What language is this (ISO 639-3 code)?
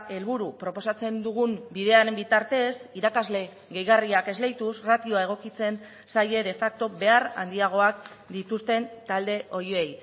eus